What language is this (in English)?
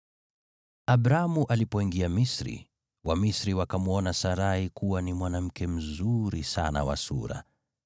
Swahili